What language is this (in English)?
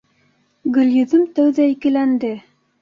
Bashkir